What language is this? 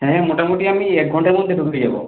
Bangla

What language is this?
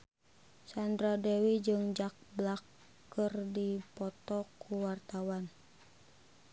Sundanese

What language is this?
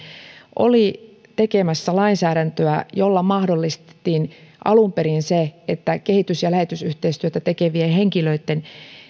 Finnish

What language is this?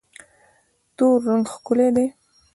Pashto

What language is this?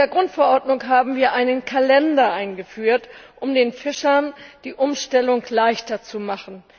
German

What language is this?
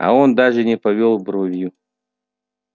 Russian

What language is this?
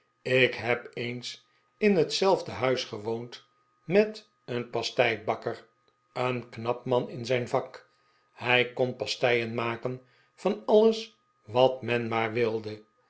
Dutch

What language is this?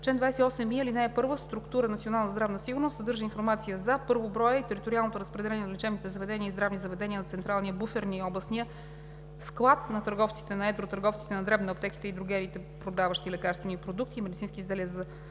Bulgarian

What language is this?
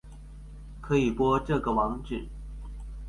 Chinese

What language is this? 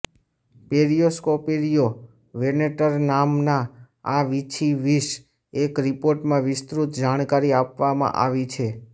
Gujarati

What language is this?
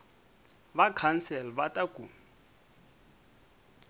Tsonga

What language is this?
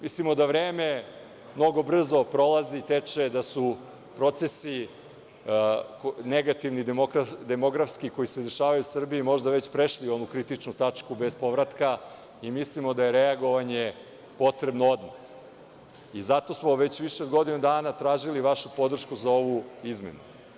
Serbian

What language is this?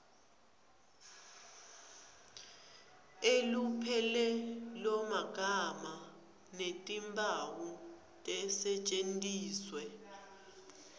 Swati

